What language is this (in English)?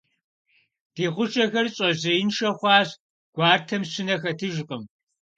Kabardian